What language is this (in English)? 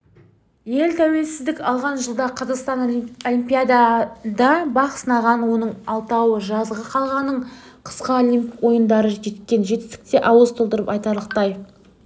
Kazakh